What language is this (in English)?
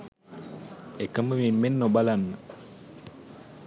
Sinhala